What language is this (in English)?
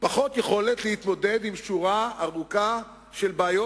Hebrew